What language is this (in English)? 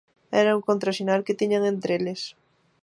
Galician